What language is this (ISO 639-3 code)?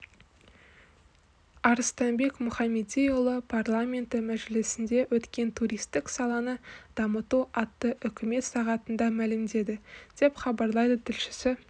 kaz